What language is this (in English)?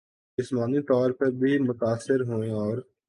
Urdu